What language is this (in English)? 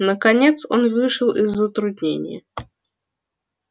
Russian